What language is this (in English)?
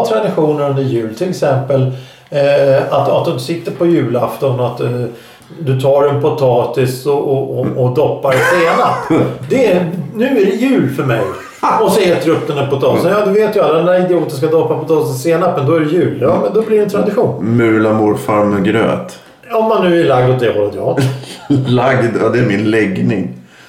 Swedish